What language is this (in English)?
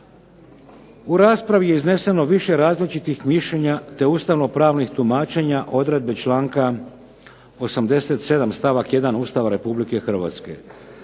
Croatian